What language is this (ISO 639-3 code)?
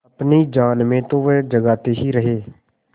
hin